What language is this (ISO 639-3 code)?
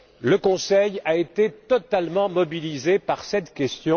fra